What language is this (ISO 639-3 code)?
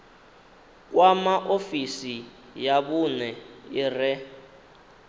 ven